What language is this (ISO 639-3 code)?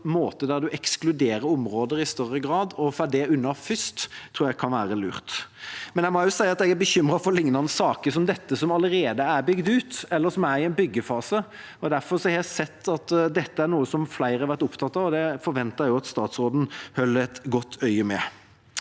nor